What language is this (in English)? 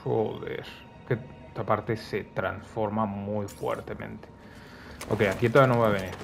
Spanish